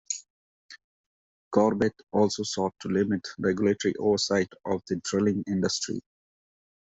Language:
English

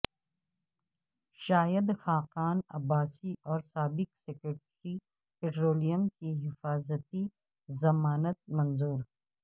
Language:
Urdu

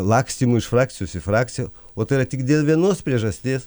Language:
Lithuanian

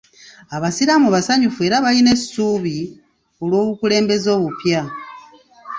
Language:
Ganda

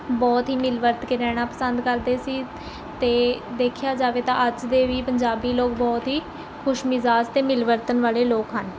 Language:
Punjabi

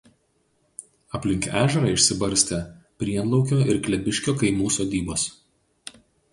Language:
Lithuanian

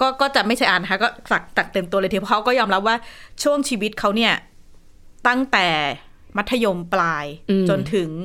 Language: Thai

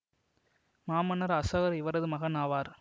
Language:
Tamil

